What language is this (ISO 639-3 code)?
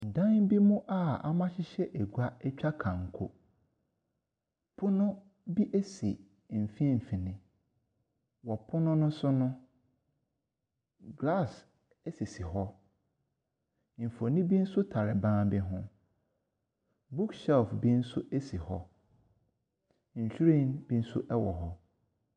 aka